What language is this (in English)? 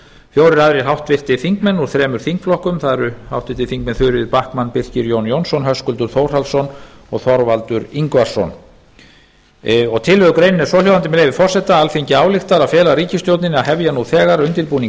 Icelandic